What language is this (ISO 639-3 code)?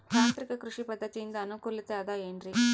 kan